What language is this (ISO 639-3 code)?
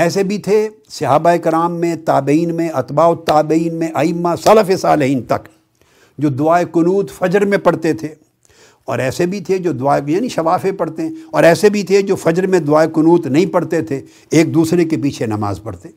urd